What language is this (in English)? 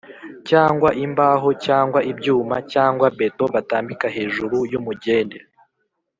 Kinyarwanda